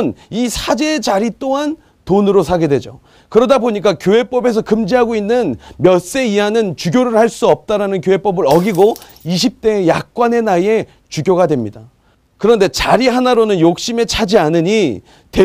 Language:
Korean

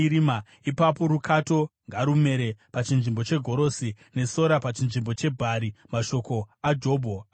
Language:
Shona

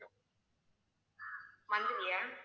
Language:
Tamil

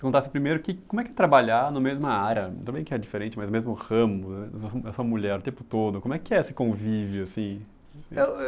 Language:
Portuguese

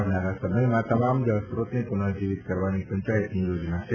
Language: Gujarati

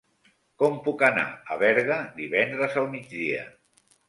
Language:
Catalan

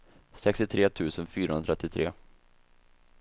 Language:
Swedish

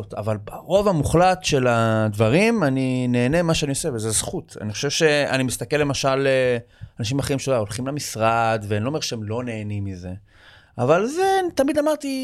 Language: Hebrew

